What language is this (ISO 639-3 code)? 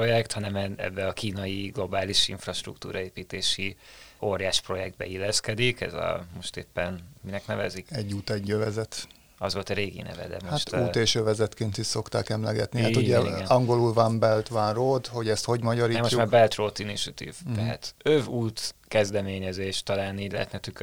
hun